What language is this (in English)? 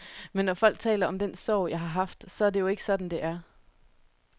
Danish